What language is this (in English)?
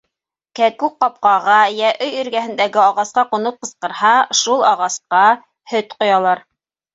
Bashkir